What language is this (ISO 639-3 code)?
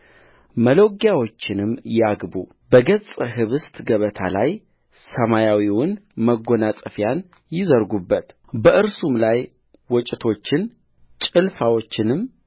amh